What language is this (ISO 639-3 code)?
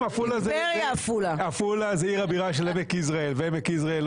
heb